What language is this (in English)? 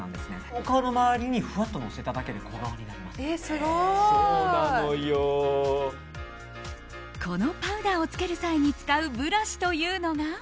Japanese